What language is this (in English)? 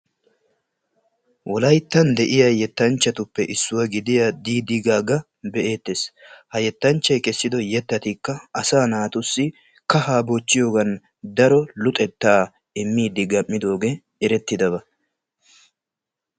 Wolaytta